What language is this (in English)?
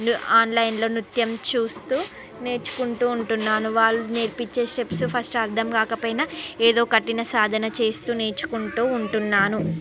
Telugu